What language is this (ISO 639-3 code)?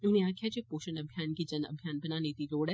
doi